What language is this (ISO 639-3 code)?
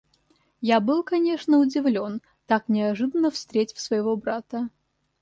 rus